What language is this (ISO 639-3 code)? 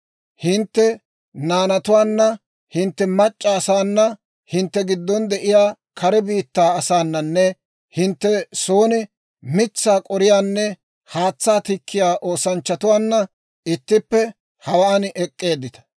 dwr